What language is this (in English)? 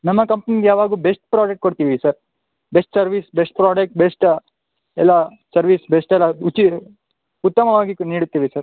Kannada